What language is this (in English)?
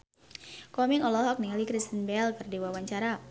Sundanese